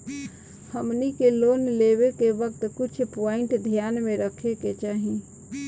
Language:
Bhojpuri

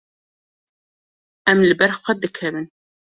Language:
Kurdish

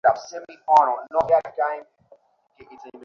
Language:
Bangla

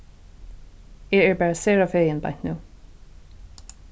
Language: Faroese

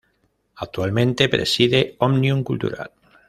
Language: Spanish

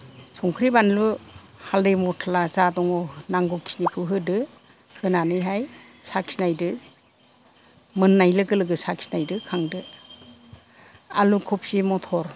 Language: Bodo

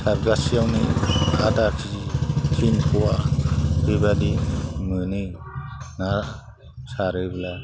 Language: Bodo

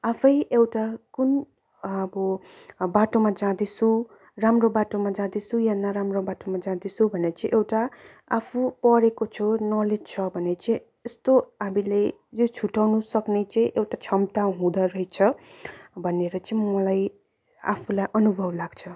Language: Nepali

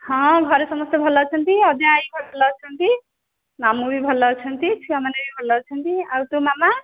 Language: Odia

